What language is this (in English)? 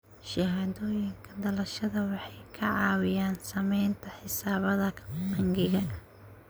Somali